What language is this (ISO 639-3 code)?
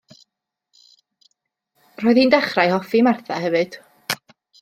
cym